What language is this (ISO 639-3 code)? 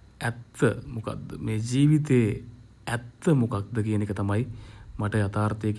sin